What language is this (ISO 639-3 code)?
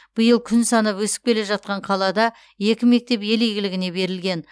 kaz